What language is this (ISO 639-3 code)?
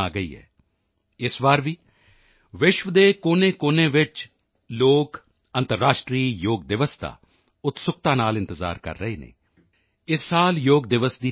pan